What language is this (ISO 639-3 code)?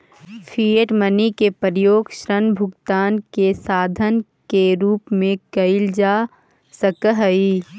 mag